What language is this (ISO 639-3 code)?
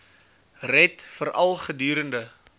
afr